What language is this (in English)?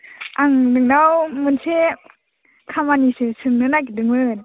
Bodo